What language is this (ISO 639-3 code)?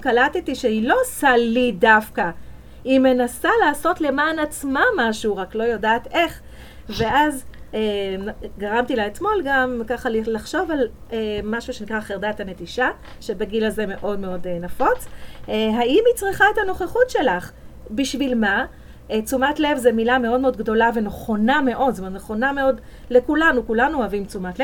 heb